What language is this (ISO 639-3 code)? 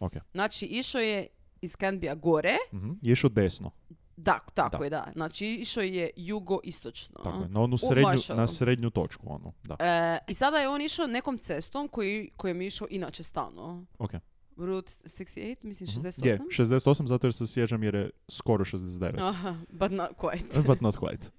hrv